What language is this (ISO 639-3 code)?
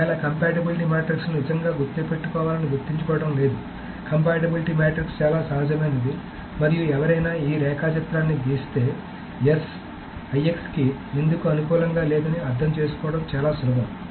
tel